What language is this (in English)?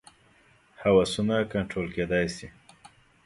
Pashto